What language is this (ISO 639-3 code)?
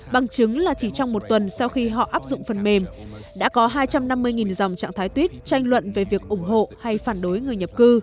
vie